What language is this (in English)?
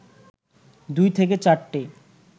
Bangla